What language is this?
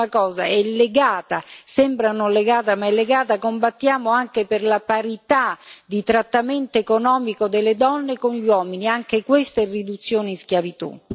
Italian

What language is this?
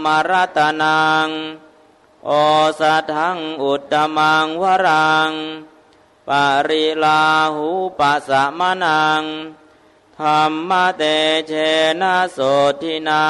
Thai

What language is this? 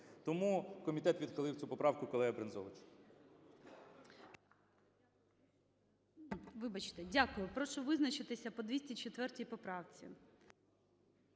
Ukrainian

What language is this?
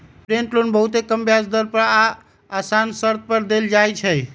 Magahi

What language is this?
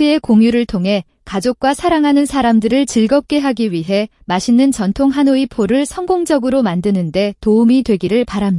Korean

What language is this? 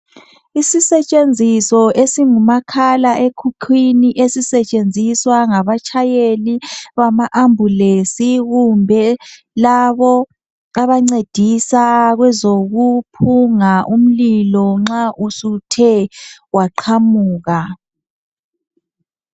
North Ndebele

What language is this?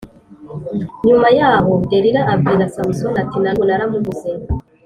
Kinyarwanda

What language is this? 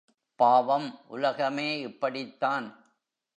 Tamil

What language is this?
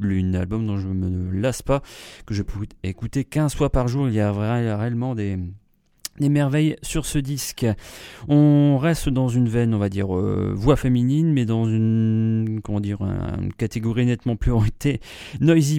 French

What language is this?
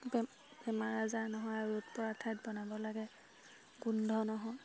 Assamese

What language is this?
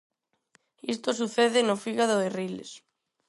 Galician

